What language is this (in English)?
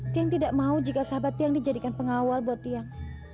Indonesian